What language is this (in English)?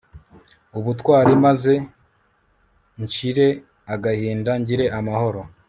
Kinyarwanda